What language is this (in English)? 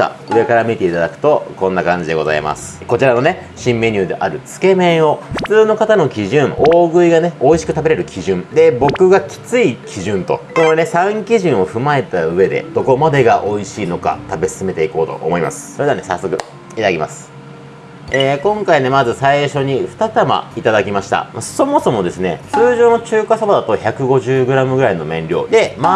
Japanese